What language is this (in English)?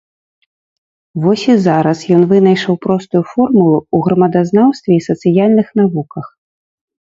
Belarusian